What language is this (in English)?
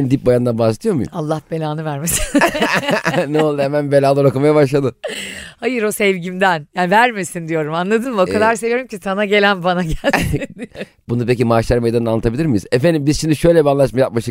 Turkish